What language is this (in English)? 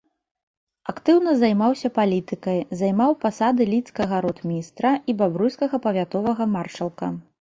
Belarusian